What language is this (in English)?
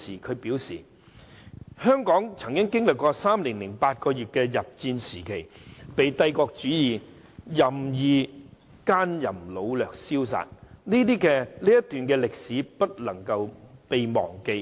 Cantonese